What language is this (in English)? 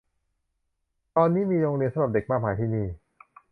Thai